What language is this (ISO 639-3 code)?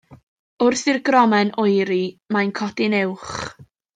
cym